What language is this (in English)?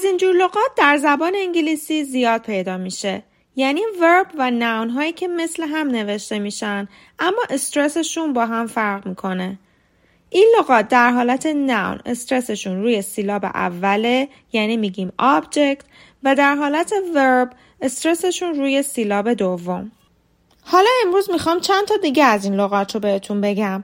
Persian